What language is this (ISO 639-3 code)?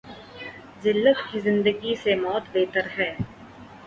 urd